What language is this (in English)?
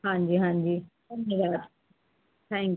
Punjabi